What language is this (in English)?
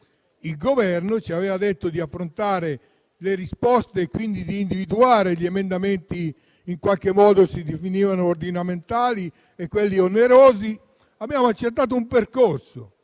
Italian